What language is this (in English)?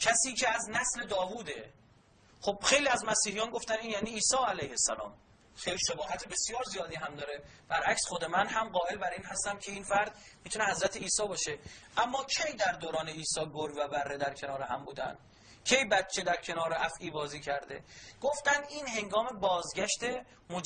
Persian